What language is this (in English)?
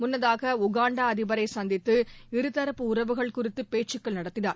Tamil